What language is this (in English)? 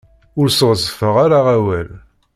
Kabyle